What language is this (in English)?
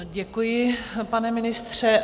Czech